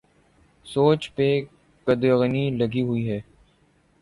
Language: Urdu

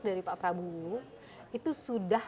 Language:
Indonesian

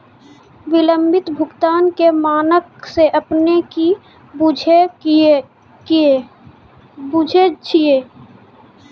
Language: Maithili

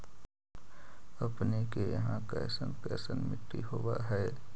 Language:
Magahi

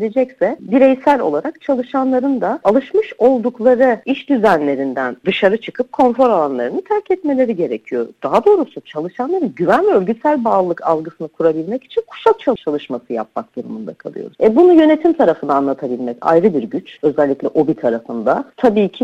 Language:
Turkish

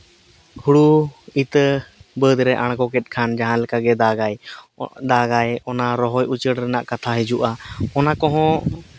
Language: Santali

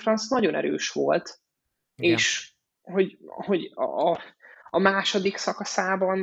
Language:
Hungarian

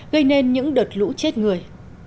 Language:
Vietnamese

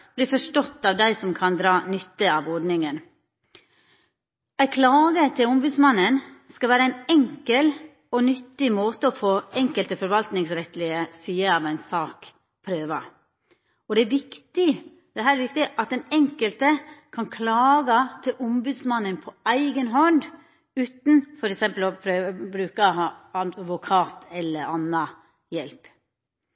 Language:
Norwegian Nynorsk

